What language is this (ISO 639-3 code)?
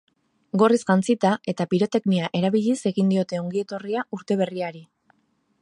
eus